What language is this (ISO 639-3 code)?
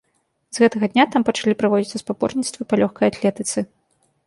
bel